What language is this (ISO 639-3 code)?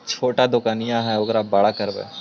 mag